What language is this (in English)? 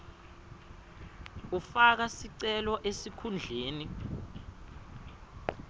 Swati